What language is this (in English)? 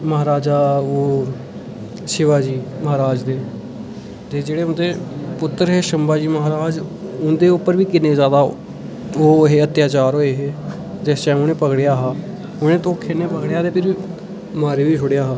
Dogri